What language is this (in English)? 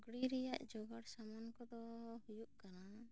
Santali